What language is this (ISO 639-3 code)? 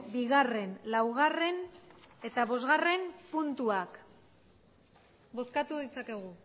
eus